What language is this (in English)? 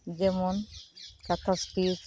Santali